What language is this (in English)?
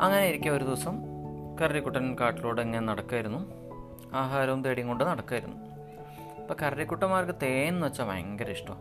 Malayalam